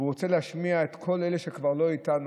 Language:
Hebrew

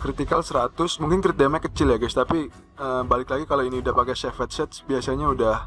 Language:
Indonesian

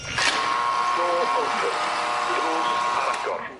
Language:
Welsh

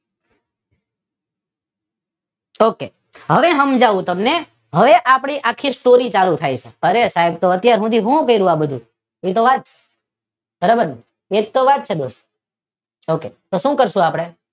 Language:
Gujarati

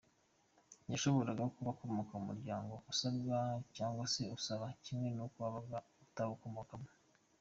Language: Kinyarwanda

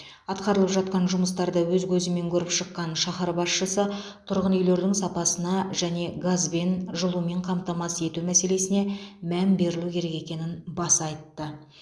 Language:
Kazakh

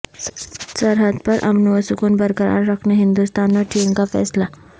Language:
Urdu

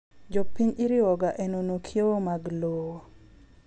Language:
Luo (Kenya and Tanzania)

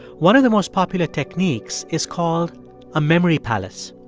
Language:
English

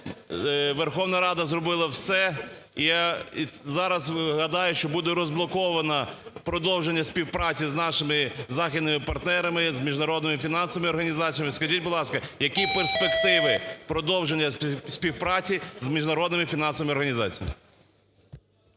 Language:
Ukrainian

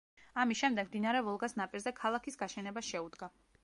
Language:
Georgian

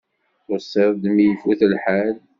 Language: Kabyle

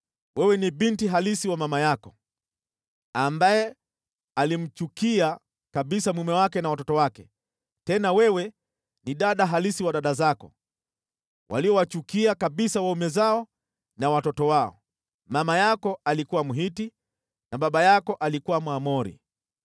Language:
Swahili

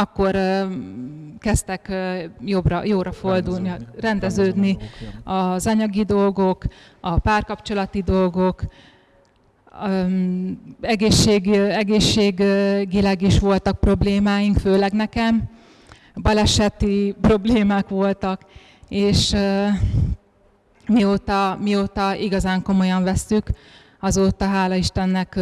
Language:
Hungarian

